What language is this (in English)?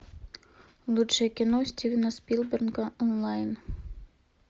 Russian